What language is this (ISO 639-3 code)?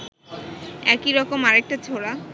ben